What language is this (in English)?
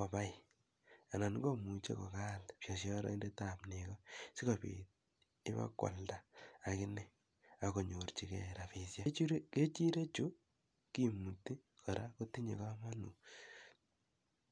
Kalenjin